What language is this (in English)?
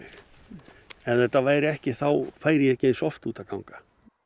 Icelandic